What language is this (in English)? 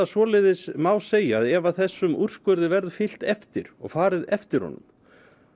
Icelandic